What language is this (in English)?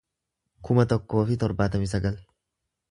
Oromo